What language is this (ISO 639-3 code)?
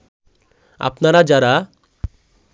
ben